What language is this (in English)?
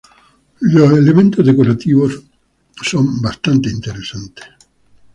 Spanish